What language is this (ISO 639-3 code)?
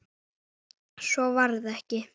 isl